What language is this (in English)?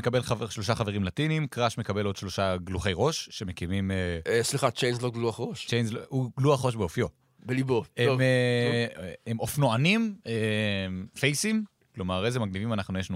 Hebrew